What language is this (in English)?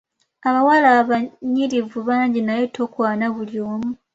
Ganda